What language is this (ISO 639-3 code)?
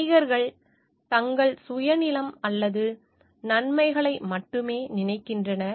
tam